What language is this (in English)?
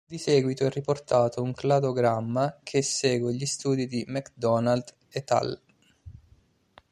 Italian